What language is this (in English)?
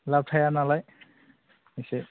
Bodo